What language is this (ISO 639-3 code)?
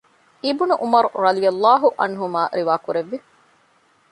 div